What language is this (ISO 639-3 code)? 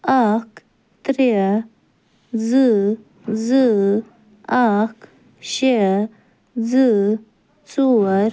kas